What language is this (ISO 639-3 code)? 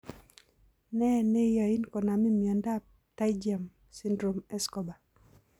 kln